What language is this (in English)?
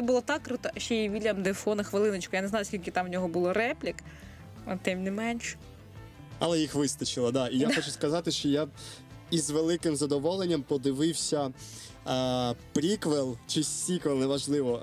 Ukrainian